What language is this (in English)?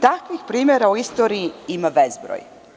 Serbian